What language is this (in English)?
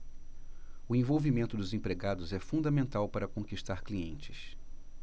Portuguese